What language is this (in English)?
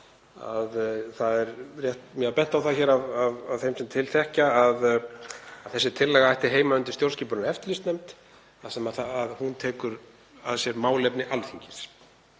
Icelandic